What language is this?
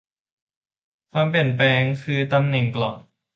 Thai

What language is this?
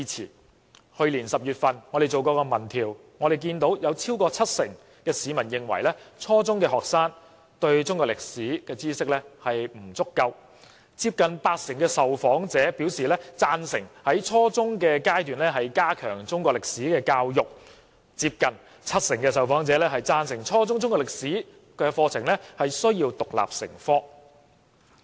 Cantonese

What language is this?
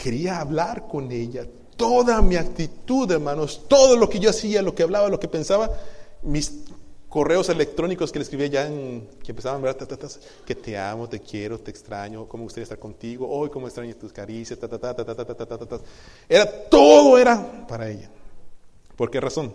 Spanish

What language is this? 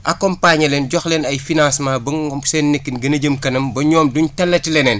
Wolof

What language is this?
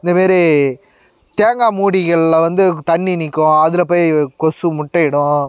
Tamil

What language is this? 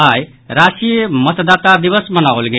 Maithili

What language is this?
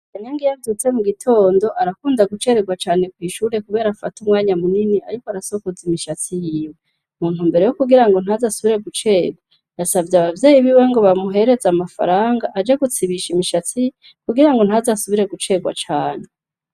Rundi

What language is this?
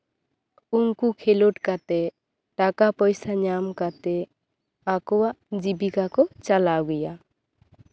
Santali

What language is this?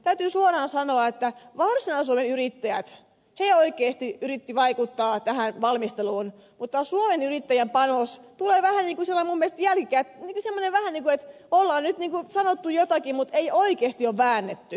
Finnish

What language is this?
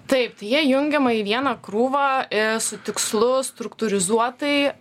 Lithuanian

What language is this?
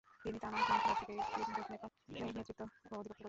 Bangla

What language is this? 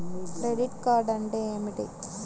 Telugu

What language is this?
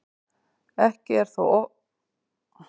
Icelandic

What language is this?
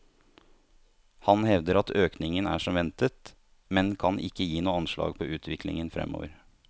Norwegian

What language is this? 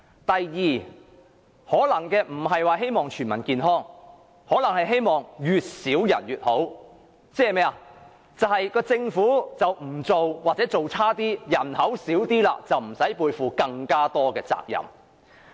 Cantonese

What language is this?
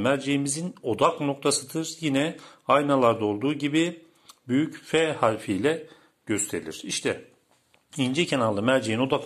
Turkish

